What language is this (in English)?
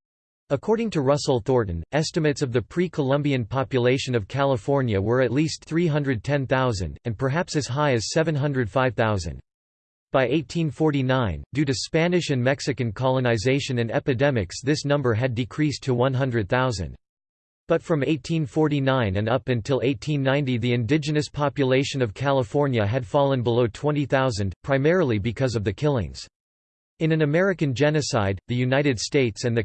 English